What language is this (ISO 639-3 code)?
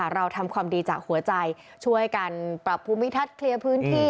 tha